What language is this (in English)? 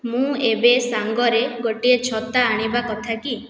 Odia